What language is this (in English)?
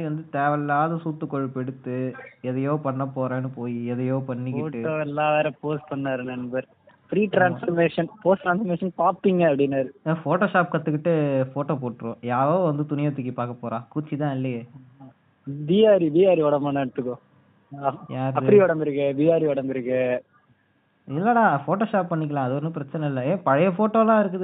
Tamil